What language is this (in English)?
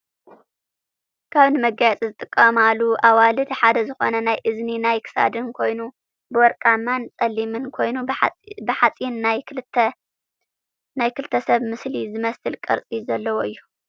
Tigrinya